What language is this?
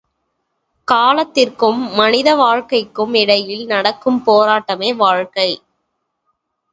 Tamil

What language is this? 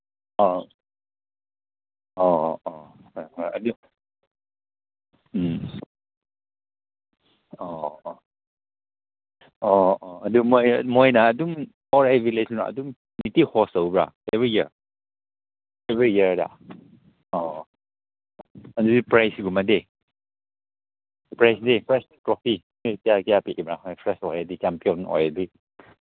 Manipuri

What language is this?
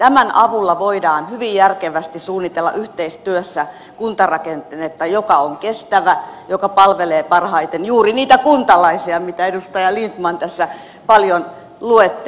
Finnish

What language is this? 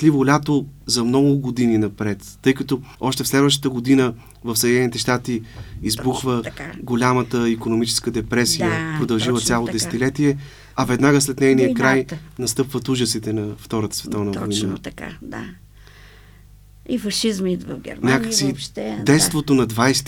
Bulgarian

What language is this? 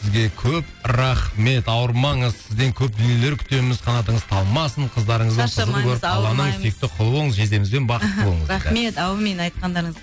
Kazakh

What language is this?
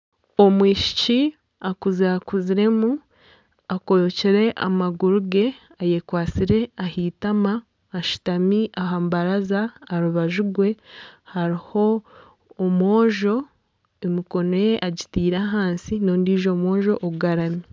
Nyankole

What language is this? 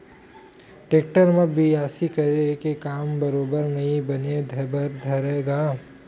Chhattisgarhi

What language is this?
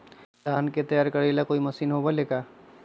Magahi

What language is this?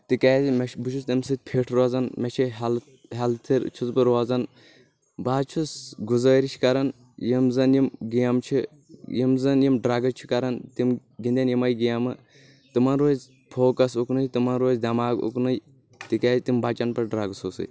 Kashmiri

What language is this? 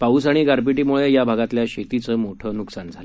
Marathi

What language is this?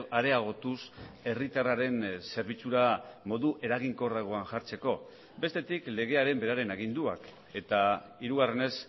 Basque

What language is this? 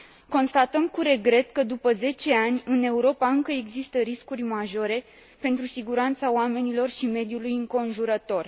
Romanian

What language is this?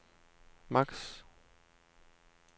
Danish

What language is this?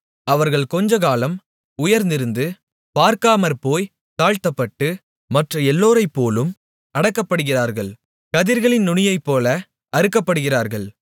Tamil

